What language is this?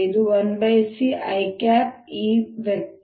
Kannada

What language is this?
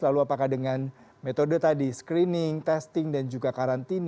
Indonesian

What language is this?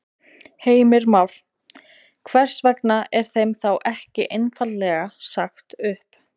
Icelandic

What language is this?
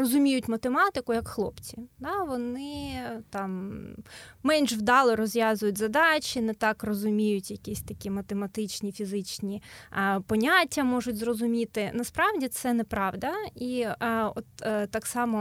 Ukrainian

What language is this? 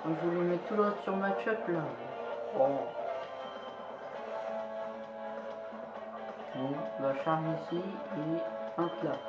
French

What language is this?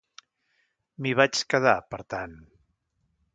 Catalan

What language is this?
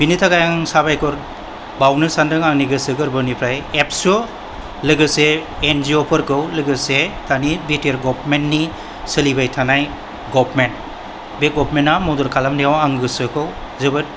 Bodo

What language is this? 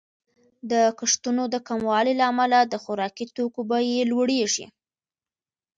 Pashto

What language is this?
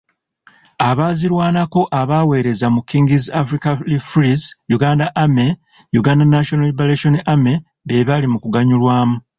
Ganda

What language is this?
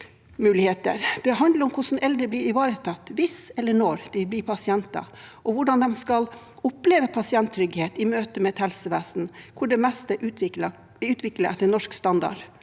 Norwegian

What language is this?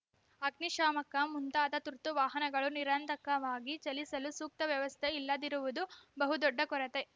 Kannada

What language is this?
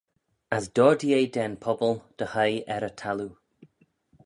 Manx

